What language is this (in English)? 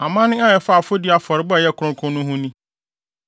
Akan